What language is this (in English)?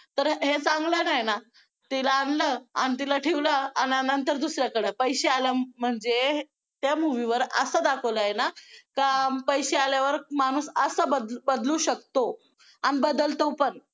Marathi